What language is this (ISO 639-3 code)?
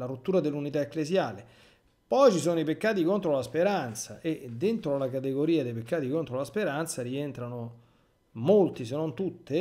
ita